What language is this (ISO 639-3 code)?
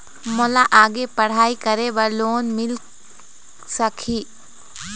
hne